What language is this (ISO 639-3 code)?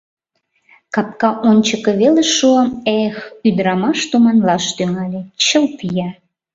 chm